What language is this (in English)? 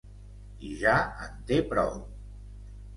Catalan